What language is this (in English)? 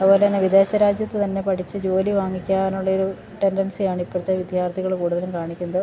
Malayalam